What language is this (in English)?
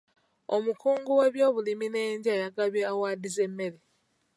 Ganda